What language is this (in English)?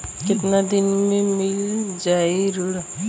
Bhojpuri